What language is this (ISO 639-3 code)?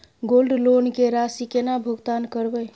mai